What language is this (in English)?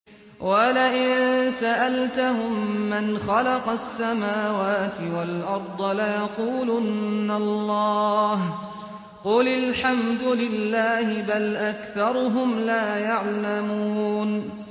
Arabic